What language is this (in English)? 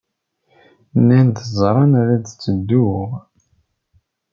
Kabyle